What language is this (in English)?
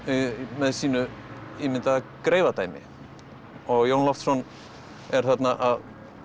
Icelandic